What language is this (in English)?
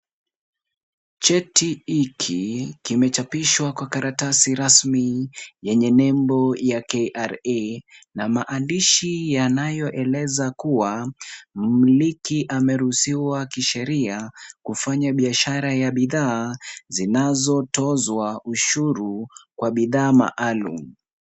Swahili